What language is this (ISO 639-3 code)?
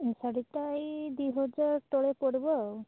ori